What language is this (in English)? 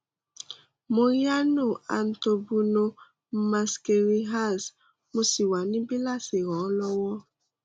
Yoruba